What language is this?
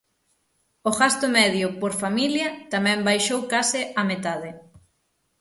Galician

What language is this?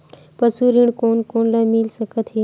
Chhattisgarhi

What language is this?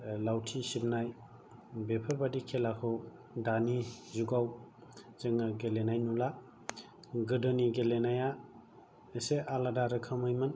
Bodo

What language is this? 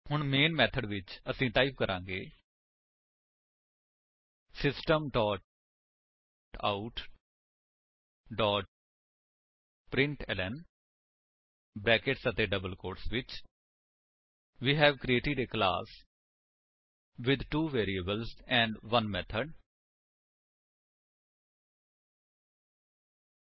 Punjabi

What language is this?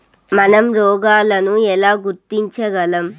Telugu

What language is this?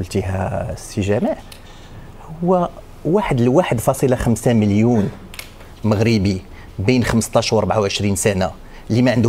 Arabic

